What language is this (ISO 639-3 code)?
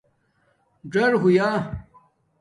dmk